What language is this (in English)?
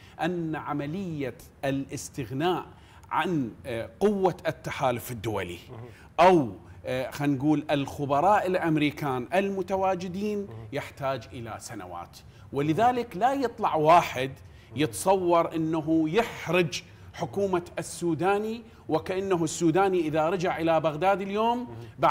Arabic